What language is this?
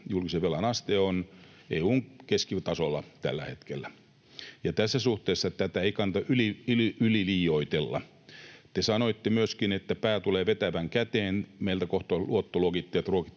Finnish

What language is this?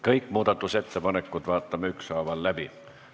Estonian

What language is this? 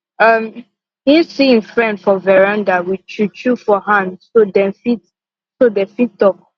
Nigerian Pidgin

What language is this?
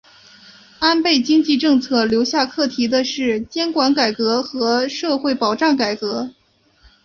Chinese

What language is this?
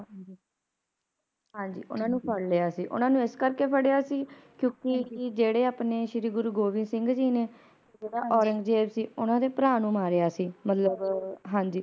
Punjabi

